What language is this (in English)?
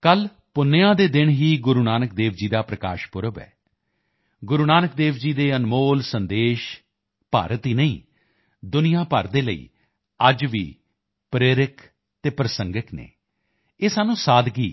Punjabi